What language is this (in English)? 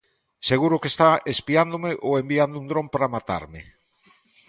Galician